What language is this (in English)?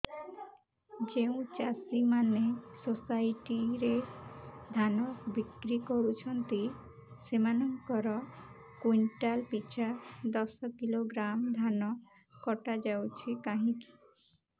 Odia